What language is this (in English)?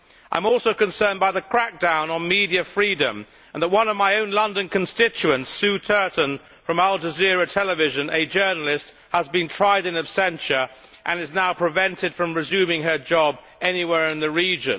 English